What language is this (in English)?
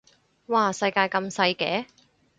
Cantonese